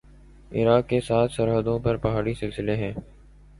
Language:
Urdu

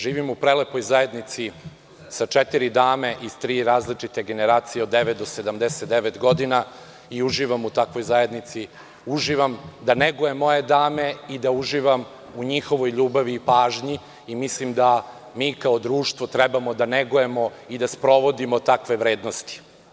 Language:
Serbian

